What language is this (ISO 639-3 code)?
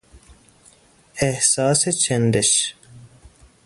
fas